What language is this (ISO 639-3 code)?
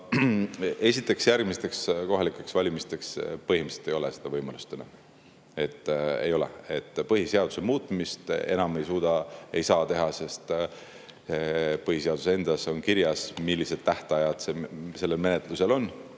est